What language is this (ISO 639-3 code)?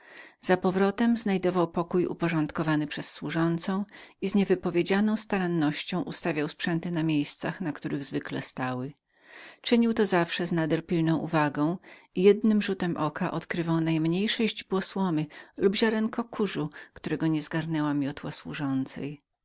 pol